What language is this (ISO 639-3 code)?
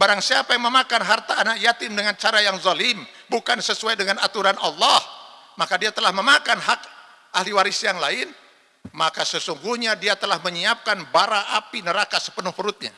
ind